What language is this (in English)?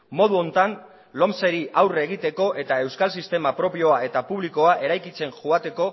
Basque